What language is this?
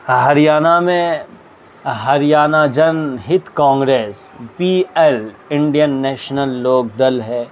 Urdu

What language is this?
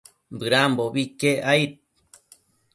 Matsés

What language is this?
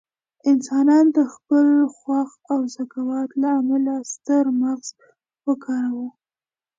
Pashto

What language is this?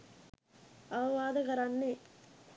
Sinhala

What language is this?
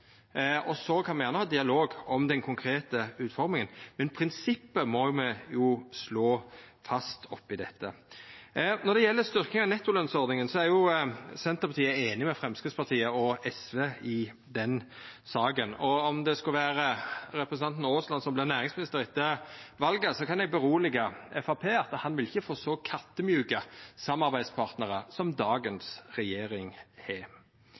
Norwegian Nynorsk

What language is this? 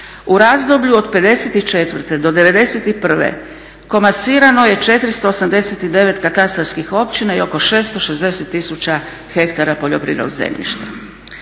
Croatian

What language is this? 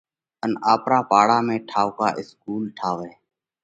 Parkari Koli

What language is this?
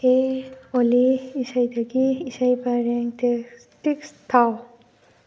Manipuri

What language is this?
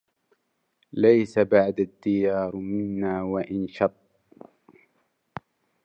Arabic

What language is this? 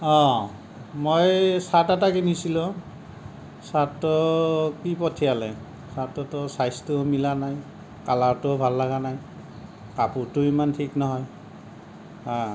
Assamese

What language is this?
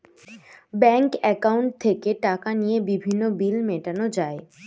Bangla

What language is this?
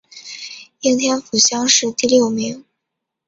Chinese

